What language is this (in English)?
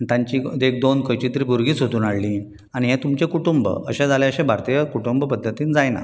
Konkani